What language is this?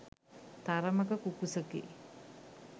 Sinhala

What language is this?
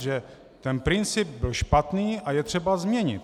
Czech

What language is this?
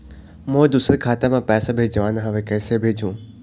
Chhattisgarhi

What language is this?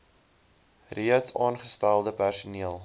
Afrikaans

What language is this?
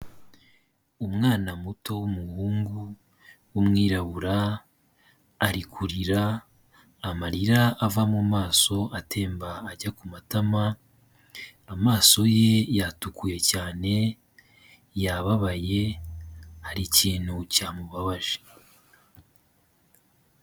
Kinyarwanda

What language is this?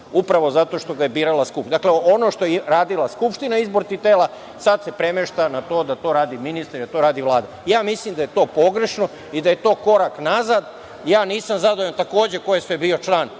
Serbian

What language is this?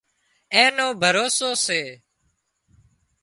Wadiyara Koli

